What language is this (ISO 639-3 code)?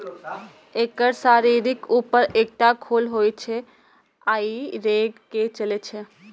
mai